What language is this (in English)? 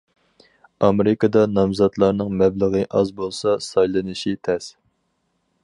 Uyghur